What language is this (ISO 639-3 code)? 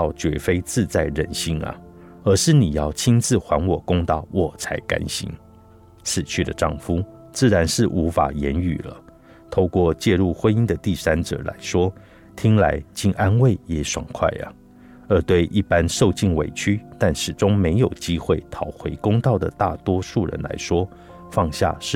zho